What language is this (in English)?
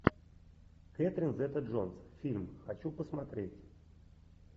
Russian